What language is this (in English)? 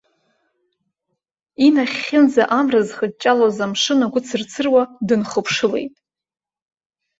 Abkhazian